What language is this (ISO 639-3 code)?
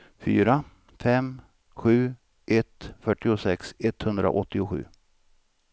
swe